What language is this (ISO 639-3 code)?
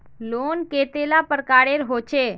mag